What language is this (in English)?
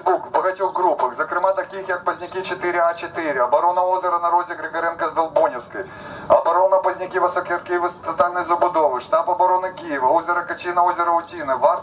Ukrainian